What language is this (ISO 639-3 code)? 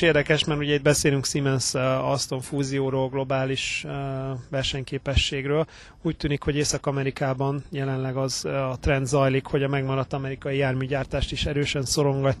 hun